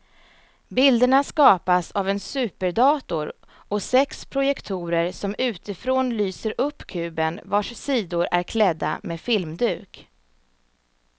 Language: Swedish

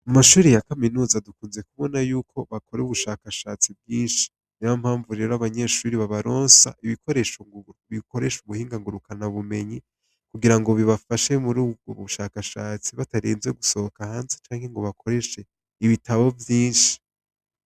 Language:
Rundi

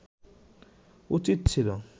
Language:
Bangla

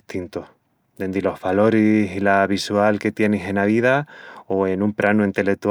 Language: Extremaduran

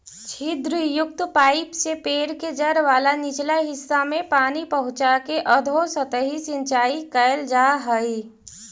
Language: Magahi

